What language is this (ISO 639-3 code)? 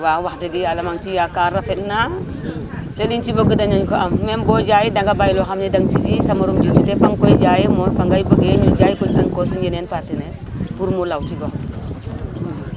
wol